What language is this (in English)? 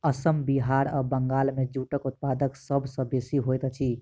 Maithili